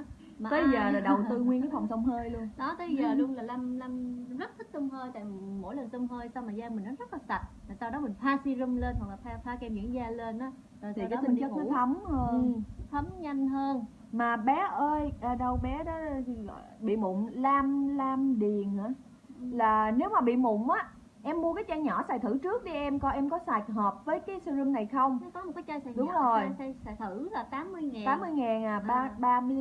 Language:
Vietnamese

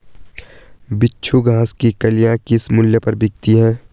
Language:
Hindi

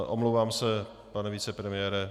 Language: Czech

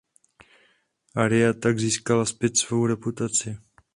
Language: Czech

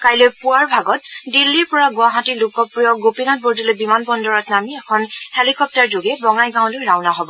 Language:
Assamese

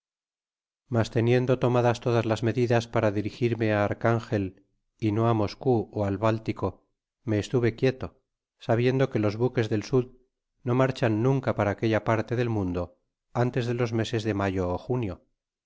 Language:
Spanish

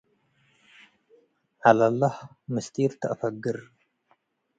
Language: Tigre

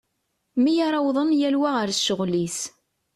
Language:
Kabyle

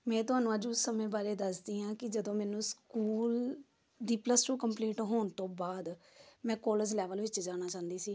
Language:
Punjabi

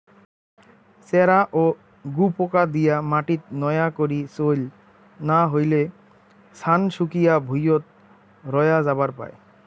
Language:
Bangla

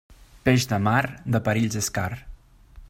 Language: Catalan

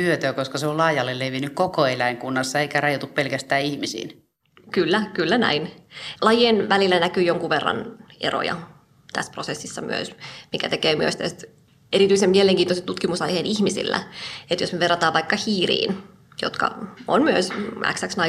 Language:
Finnish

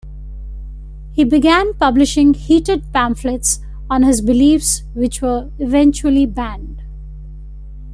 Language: English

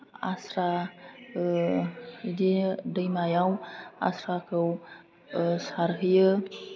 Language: Bodo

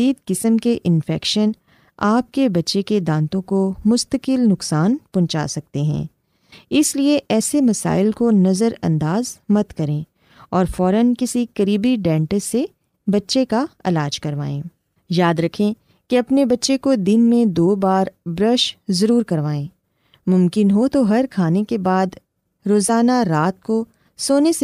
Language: Urdu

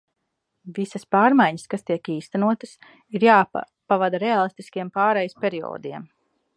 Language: Latvian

